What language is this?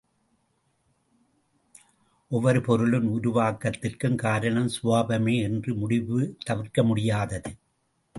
Tamil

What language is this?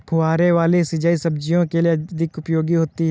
Hindi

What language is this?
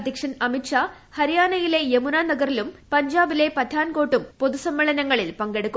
Malayalam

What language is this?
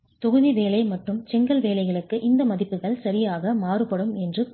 Tamil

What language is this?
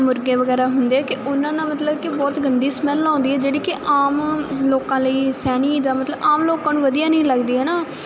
Punjabi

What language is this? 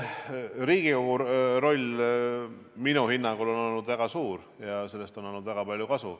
Estonian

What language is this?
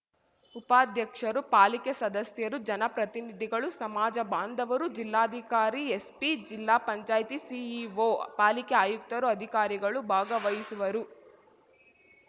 Kannada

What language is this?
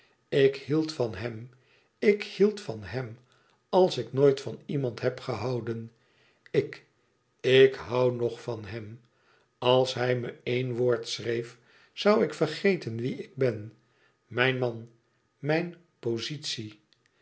Dutch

